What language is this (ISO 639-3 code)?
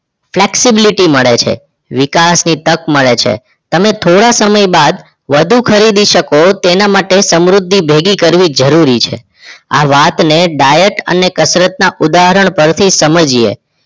guj